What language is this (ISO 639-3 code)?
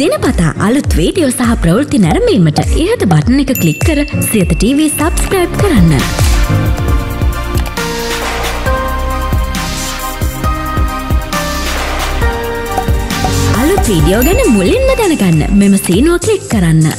hin